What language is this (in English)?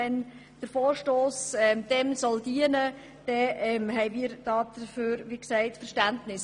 Swiss German